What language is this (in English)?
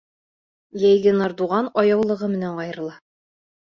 Bashkir